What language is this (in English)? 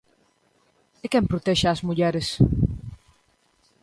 Galician